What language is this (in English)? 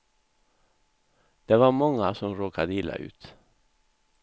Swedish